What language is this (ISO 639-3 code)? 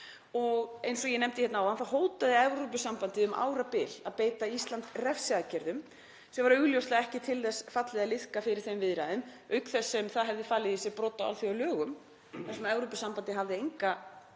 isl